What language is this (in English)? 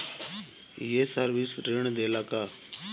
Bhojpuri